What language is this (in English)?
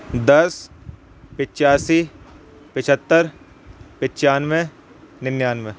Urdu